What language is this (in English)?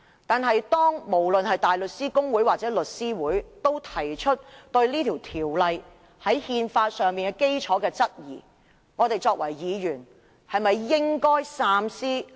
Cantonese